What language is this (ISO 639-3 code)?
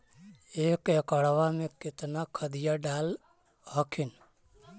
mag